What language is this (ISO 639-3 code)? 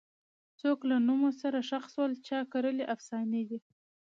pus